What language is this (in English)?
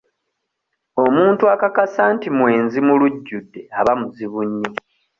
Ganda